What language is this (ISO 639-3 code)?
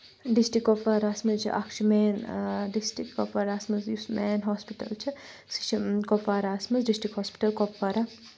kas